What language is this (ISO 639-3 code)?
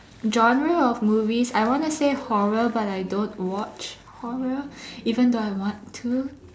eng